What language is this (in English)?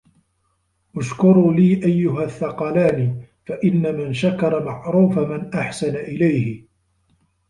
Arabic